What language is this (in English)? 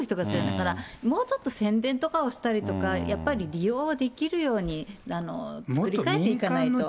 Japanese